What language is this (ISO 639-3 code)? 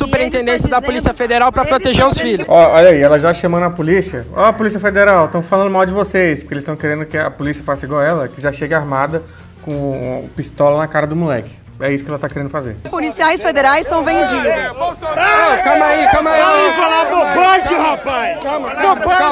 por